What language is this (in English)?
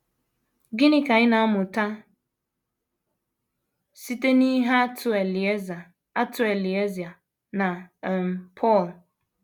Igbo